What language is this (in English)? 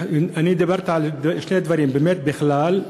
Hebrew